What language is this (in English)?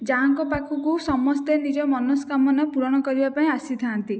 Odia